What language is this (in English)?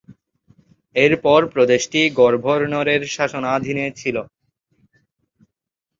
Bangla